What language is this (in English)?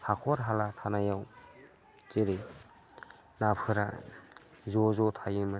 Bodo